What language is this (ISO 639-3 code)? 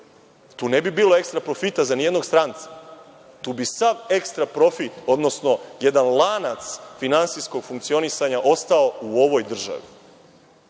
srp